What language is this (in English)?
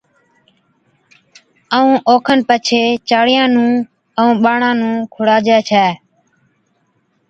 Od